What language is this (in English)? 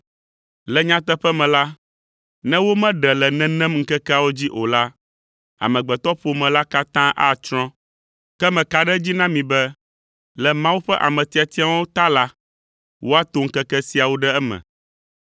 Ewe